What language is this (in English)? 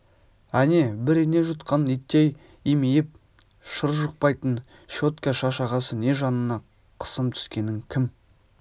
Kazakh